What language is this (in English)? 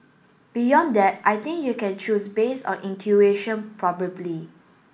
English